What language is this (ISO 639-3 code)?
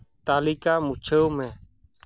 sat